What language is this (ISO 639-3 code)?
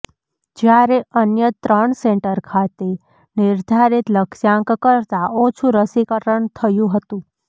guj